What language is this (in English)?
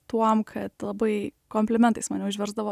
Lithuanian